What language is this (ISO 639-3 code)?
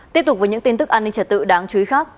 vie